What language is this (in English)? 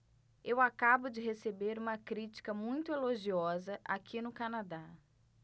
Portuguese